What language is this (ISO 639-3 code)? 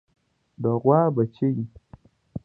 pus